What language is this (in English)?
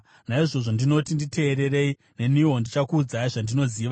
Shona